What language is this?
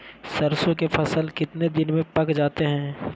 Magahi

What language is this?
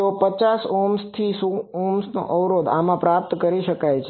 Gujarati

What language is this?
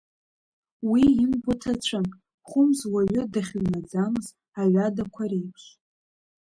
Abkhazian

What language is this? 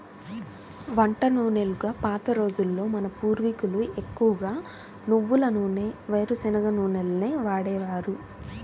Telugu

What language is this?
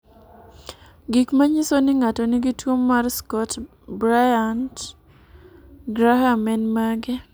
Luo (Kenya and Tanzania)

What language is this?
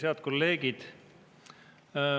Estonian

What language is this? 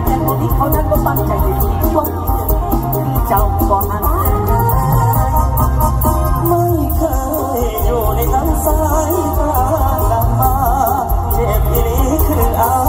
Thai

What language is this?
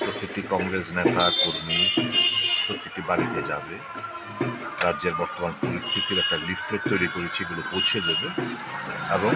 Romanian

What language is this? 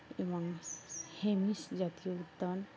Bangla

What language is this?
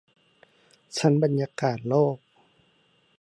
Thai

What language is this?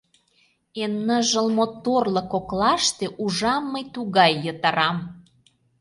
Mari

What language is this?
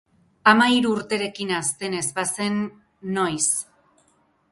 Basque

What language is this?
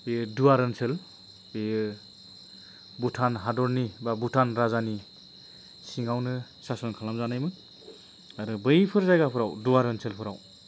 Bodo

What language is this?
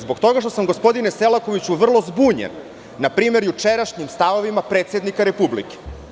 Serbian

